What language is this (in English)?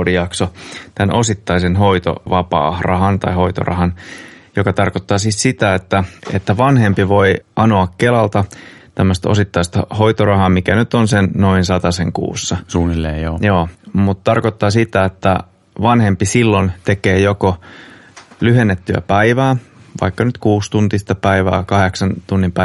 Finnish